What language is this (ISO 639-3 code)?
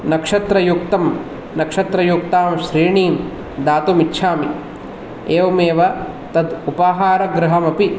san